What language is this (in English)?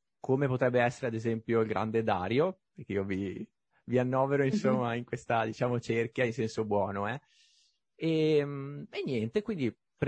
Italian